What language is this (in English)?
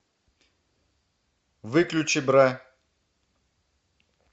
Russian